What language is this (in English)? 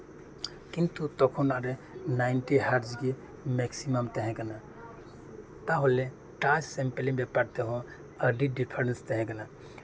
Santali